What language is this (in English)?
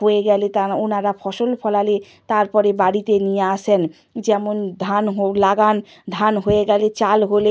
Bangla